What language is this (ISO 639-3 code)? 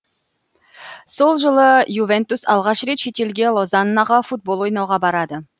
kaz